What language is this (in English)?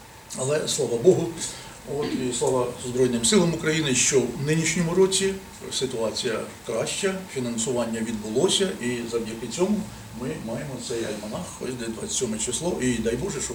Ukrainian